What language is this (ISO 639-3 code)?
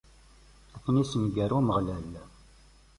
kab